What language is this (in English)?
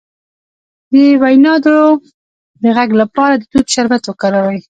Pashto